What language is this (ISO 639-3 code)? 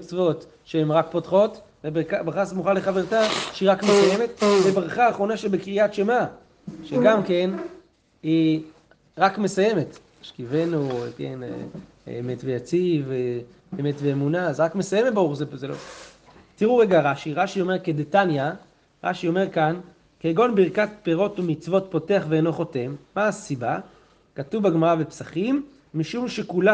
heb